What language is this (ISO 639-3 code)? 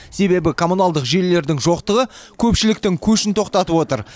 kaz